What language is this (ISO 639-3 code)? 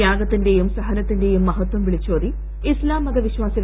mal